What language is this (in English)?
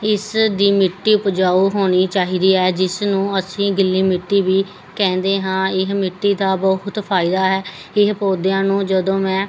Punjabi